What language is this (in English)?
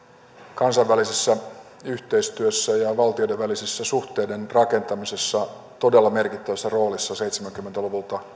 Finnish